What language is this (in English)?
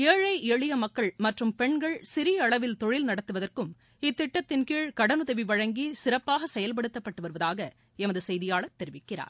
Tamil